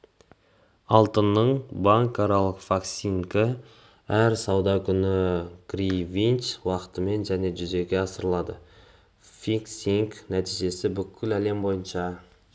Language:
Kazakh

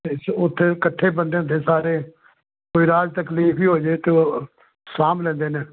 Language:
Punjabi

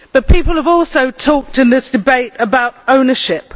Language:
English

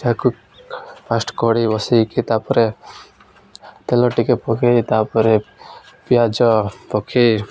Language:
Odia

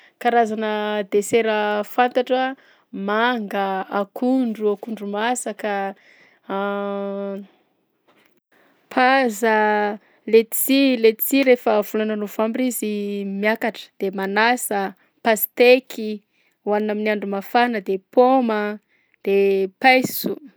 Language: Southern Betsimisaraka Malagasy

